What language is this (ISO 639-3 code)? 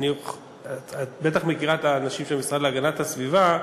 heb